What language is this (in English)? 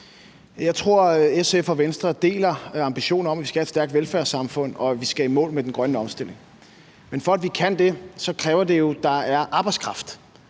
Danish